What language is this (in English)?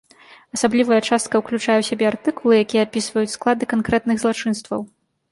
Belarusian